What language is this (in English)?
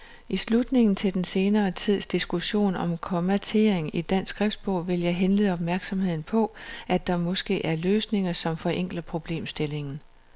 Danish